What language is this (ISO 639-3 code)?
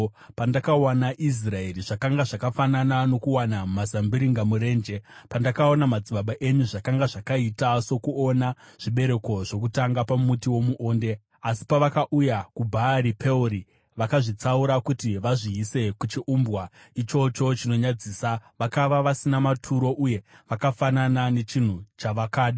sna